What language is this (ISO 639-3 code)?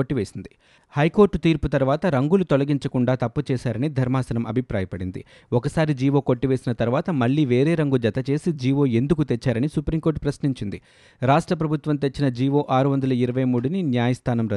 tel